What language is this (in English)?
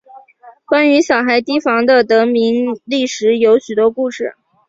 Chinese